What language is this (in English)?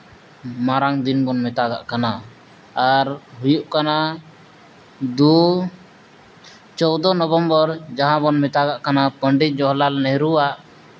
Santali